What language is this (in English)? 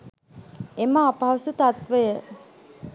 Sinhala